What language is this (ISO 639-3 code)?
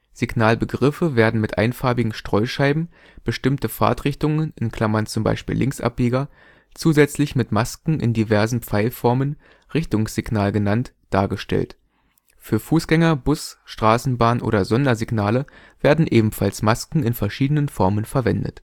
deu